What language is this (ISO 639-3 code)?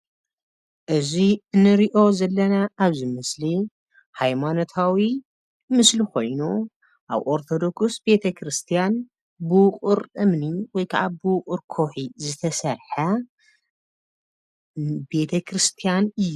tir